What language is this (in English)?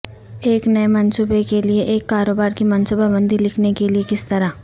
Urdu